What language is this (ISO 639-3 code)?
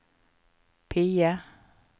nor